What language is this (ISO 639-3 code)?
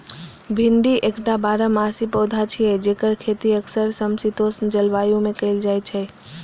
mai